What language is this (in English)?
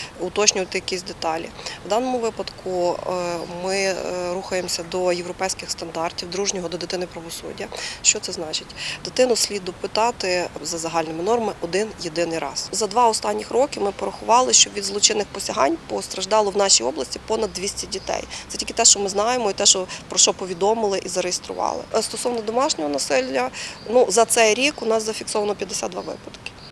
Ukrainian